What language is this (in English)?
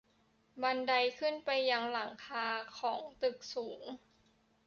Thai